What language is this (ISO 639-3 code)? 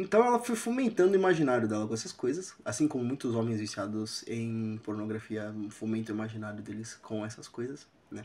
por